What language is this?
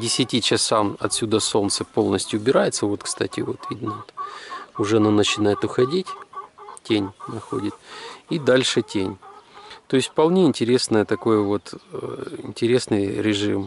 Russian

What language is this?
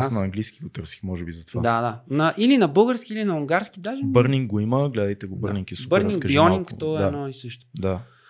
Bulgarian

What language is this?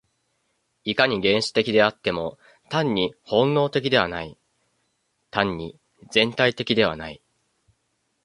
Japanese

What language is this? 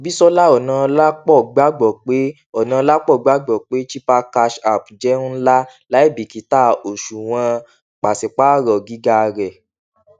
Yoruba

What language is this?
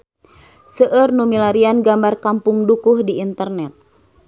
Sundanese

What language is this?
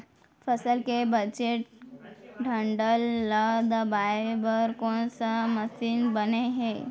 Chhattisgarhi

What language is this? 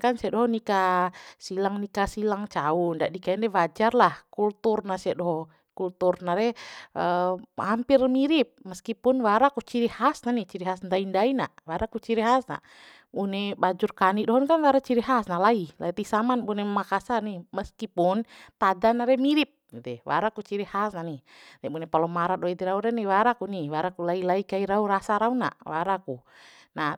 Bima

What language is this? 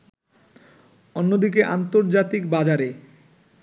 Bangla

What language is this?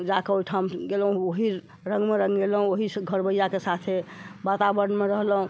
Maithili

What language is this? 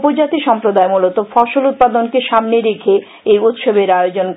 Bangla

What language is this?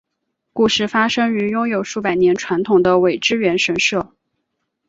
Chinese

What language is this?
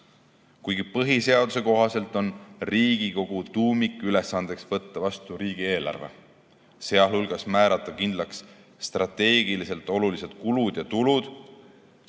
Estonian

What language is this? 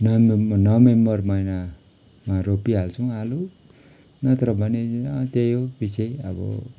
Nepali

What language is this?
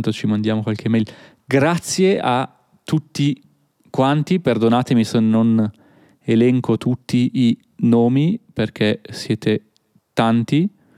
Italian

